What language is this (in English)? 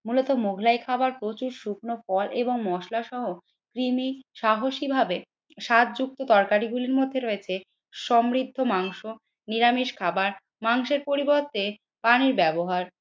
Bangla